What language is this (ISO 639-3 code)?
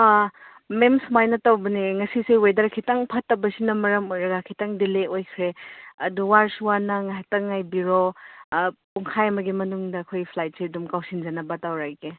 mni